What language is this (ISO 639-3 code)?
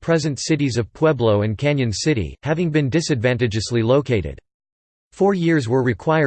eng